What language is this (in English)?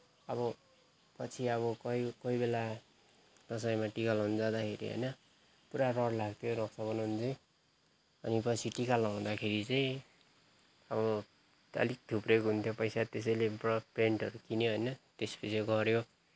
Nepali